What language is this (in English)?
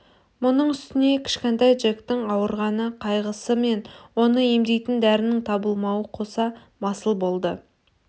Kazakh